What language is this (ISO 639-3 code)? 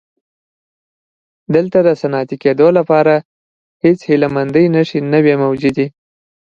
pus